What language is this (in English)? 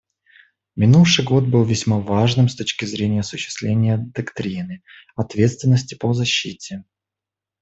Russian